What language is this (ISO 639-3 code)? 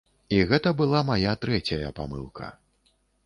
bel